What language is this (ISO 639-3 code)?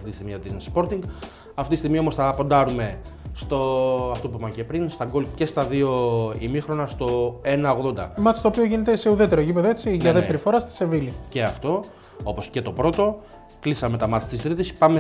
ell